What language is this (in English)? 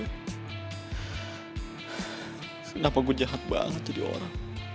Indonesian